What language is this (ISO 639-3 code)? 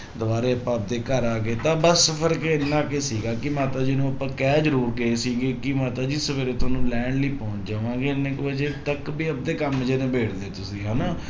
pan